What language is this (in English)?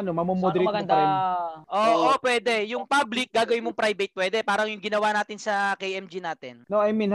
Filipino